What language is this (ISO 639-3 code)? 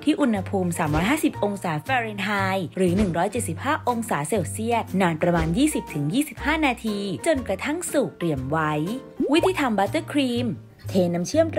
tha